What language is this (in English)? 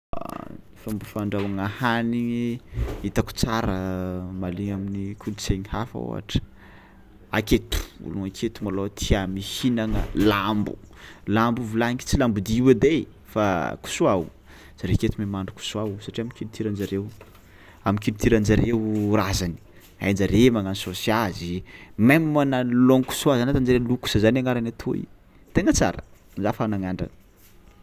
Tsimihety Malagasy